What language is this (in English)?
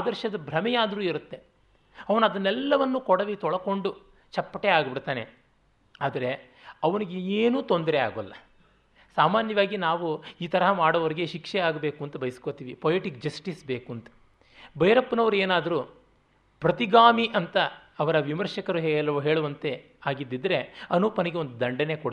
Kannada